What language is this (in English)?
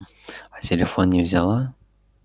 Russian